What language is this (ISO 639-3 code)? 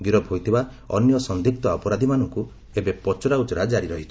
ori